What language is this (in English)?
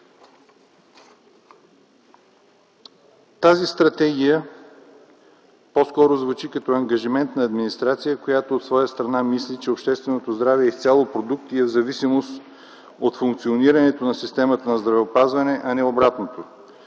Bulgarian